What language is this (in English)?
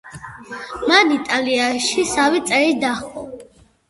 Georgian